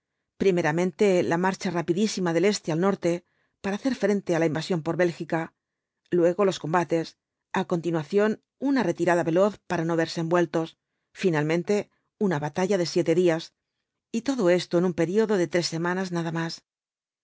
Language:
Spanish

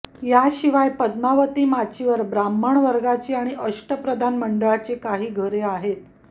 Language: Marathi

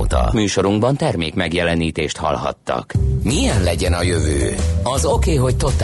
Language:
Hungarian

